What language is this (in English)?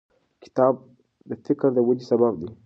Pashto